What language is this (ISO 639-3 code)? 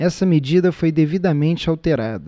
por